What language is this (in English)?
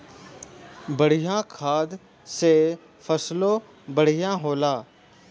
Bhojpuri